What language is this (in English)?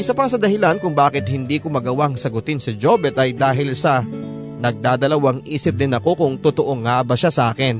Filipino